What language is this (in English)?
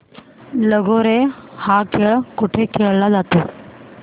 Marathi